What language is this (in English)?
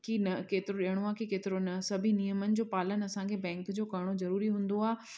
Sindhi